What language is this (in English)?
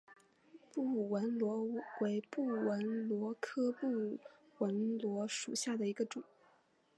Chinese